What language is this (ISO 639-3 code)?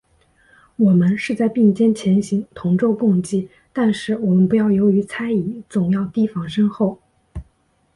zho